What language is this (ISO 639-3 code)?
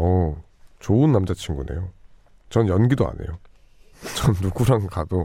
kor